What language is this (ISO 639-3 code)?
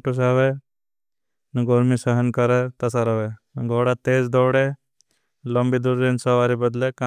bhb